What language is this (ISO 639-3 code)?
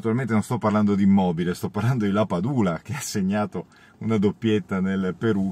ita